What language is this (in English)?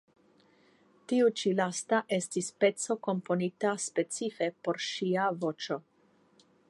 Esperanto